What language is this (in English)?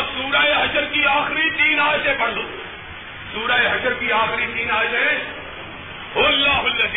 Urdu